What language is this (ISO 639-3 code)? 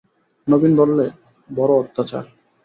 ben